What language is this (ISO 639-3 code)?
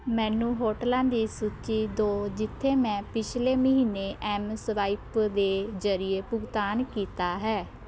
pan